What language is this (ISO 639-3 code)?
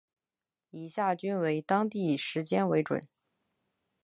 zho